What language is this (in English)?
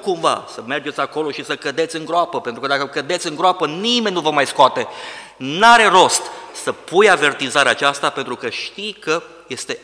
Romanian